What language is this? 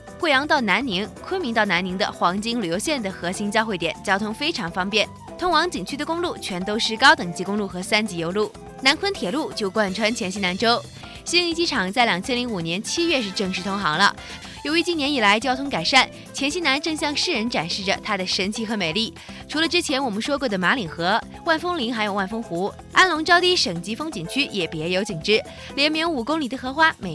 Chinese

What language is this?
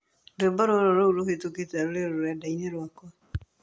Kikuyu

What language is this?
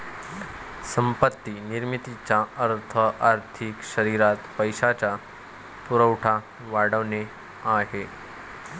Marathi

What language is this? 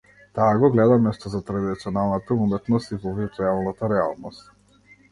Macedonian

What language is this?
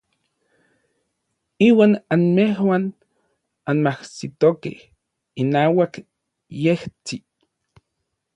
Orizaba Nahuatl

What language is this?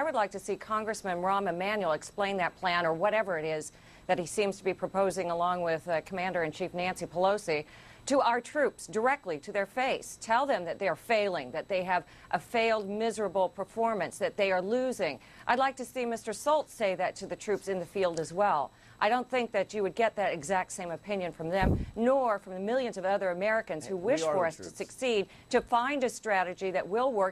English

